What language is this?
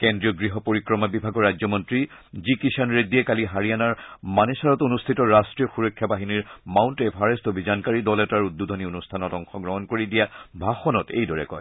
Assamese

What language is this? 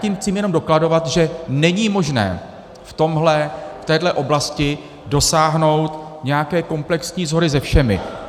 Czech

